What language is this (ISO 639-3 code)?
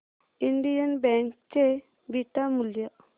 mar